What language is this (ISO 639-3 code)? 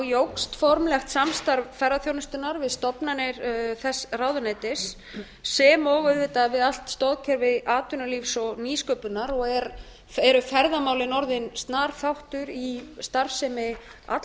isl